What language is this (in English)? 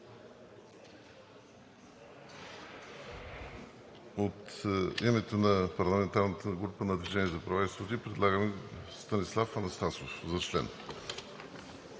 Bulgarian